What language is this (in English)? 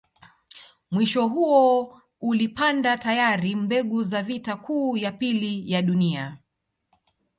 Swahili